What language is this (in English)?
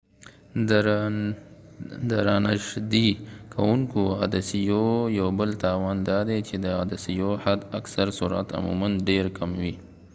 Pashto